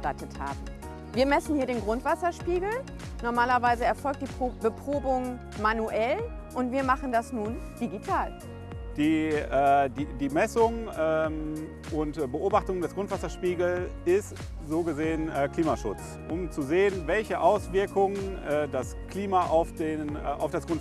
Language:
German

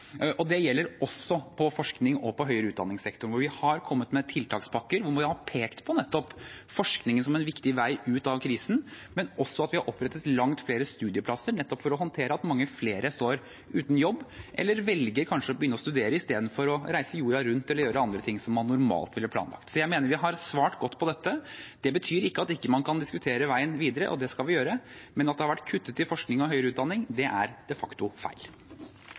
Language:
Norwegian Bokmål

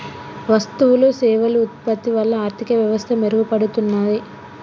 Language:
Telugu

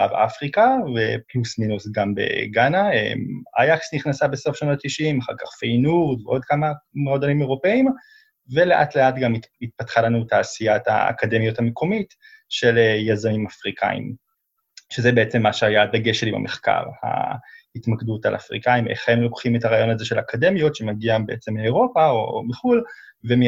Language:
Hebrew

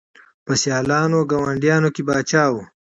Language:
Pashto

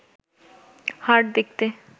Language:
Bangla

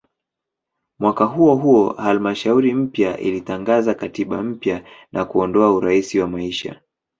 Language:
Swahili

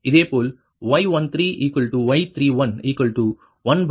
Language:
Tamil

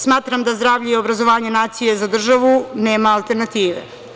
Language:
Serbian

